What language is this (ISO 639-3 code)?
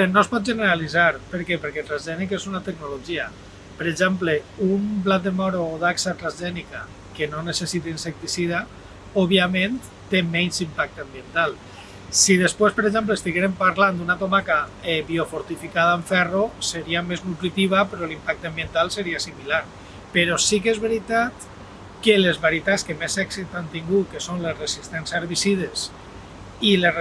cat